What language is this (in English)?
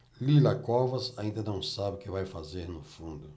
Portuguese